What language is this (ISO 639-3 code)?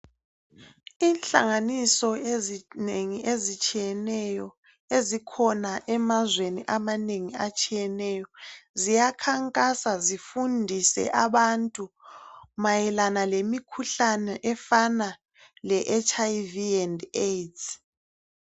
nde